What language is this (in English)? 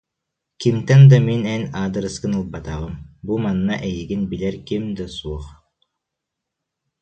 Yakut